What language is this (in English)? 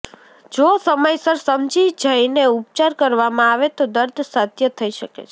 Gujarati